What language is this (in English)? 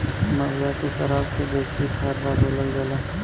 Bhojpuri